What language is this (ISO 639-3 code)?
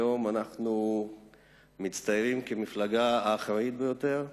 heb